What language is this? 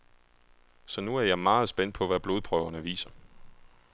Danish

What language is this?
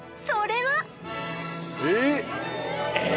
Japanese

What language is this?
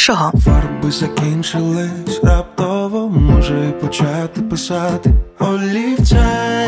Ukrainian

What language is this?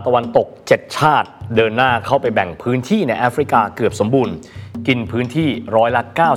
Thai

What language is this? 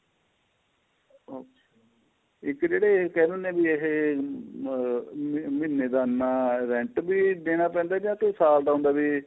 Punjabi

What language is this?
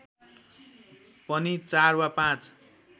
Nepali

